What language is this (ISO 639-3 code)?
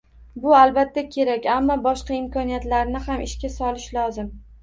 uzb